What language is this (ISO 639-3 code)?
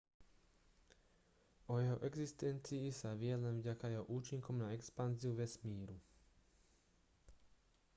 slk